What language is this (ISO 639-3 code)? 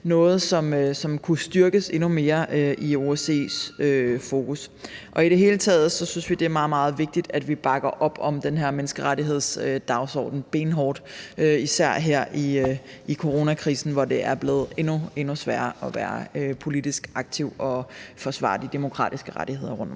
dan